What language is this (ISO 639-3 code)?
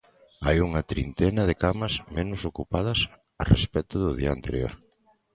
glg